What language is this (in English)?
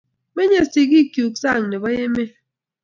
Kalenjin